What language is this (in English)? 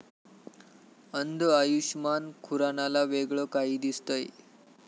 Marathi